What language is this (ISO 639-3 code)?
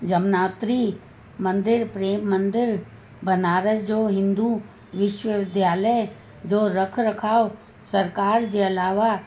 snd